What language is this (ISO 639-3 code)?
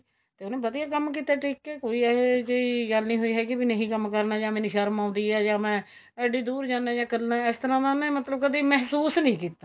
pan